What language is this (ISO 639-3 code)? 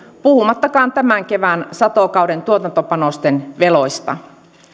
fin